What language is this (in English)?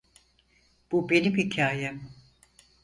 Turkish